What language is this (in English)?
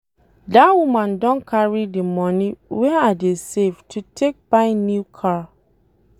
Nigerian Pidgin